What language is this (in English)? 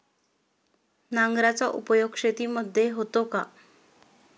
Marathi